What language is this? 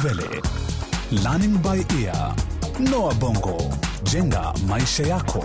Swahili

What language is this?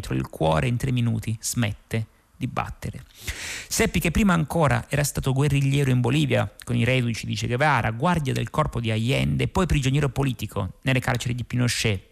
Italian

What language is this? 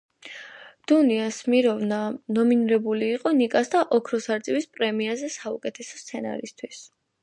Georgian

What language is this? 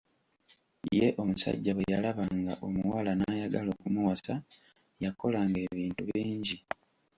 Ganda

